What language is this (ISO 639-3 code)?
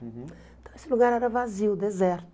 por